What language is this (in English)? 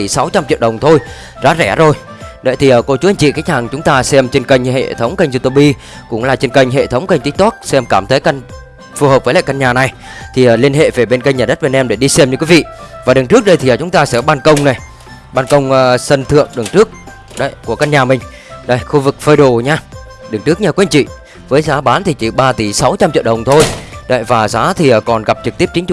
Vietnamese